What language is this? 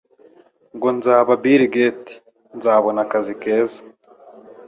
Kinyarwanda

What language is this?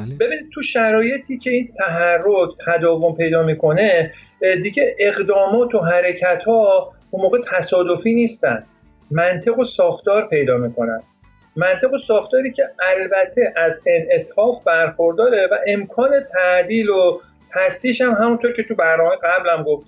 Persian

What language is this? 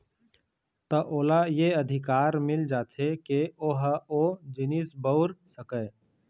Chhattisgarhi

